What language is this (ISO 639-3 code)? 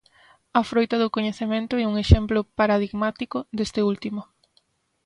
glg